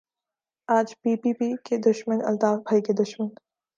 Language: Urdu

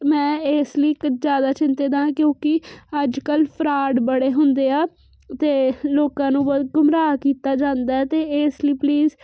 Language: Punjabi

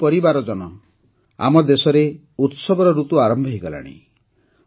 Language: Odia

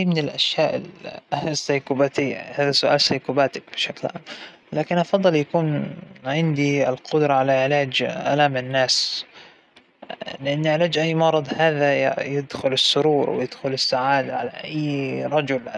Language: Hijazi Arabic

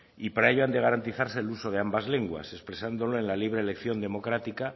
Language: Spanish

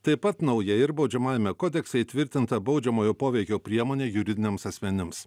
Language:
Lithuanian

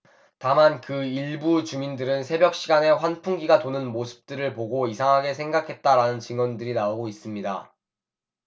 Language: Korean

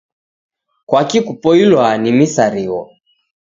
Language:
Taita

